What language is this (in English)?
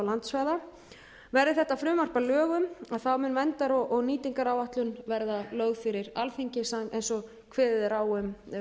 Icelandic